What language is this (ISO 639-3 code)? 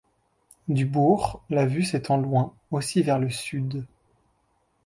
fra